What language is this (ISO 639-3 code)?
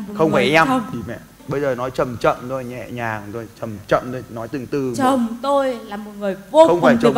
vie